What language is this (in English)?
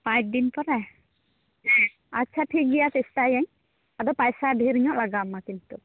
Santali